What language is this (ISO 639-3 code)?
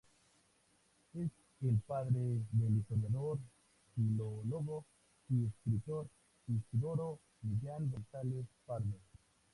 spa